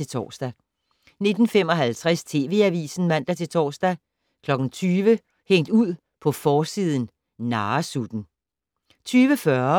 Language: Danish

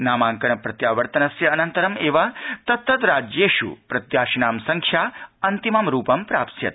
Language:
Sanskrit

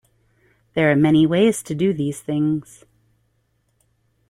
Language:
English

